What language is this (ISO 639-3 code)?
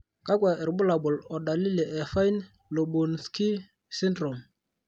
mas